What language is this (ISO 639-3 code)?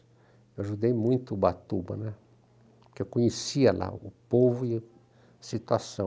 por